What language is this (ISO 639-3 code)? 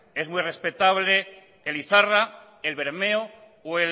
spa